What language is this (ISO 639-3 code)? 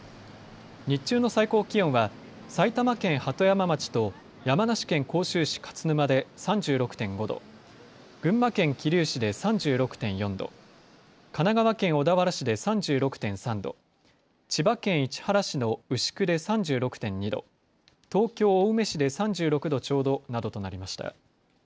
jpn